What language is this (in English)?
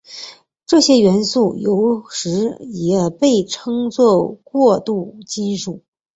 Chinese